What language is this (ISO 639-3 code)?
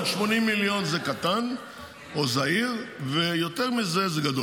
heb